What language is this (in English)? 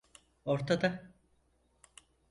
Turkish